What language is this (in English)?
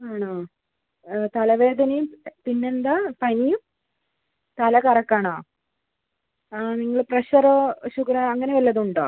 Malayalam